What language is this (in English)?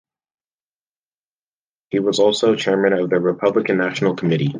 English